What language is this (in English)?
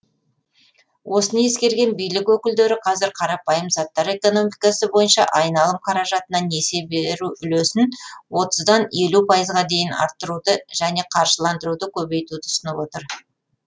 Kazakh